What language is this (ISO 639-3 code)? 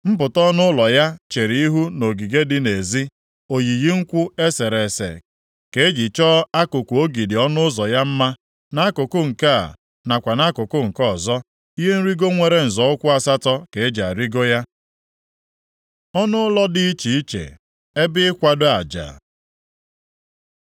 ibo